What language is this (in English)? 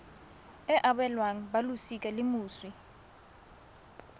Tswana